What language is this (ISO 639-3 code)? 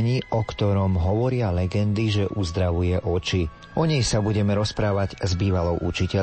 slk